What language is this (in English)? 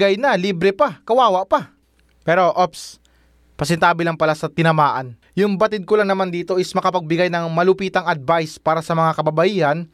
Filipino